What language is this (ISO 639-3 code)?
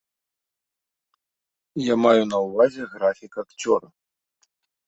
bel